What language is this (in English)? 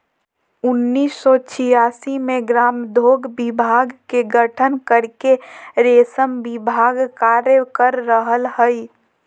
Magahi